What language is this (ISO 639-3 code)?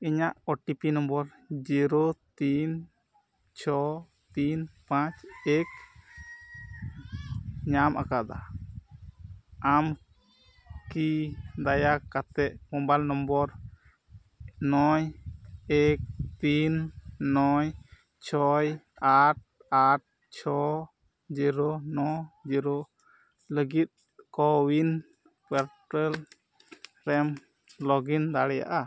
sat